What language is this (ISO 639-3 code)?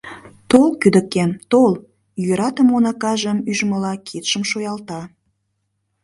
chm